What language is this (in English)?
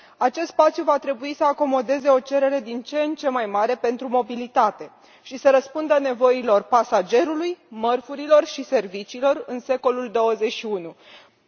Romanian